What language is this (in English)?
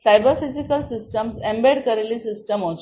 Gujarati